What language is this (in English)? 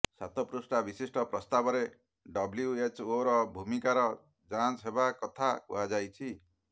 Odia